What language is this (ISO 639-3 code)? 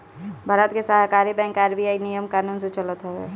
bho